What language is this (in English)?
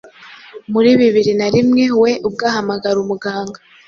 Kinyarwanda